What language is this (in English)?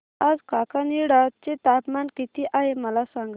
Marathi